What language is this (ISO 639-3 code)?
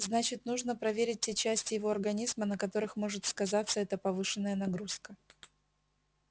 rus